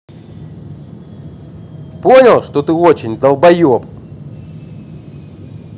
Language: Russian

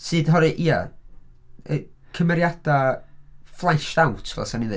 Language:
Welsh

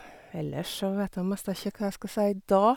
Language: Norwegian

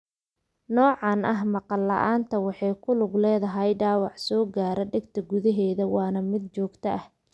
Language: Somali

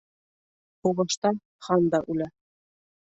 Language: Bashkir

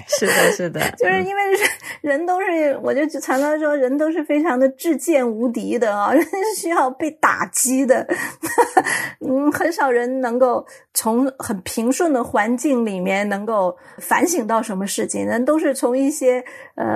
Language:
Chinese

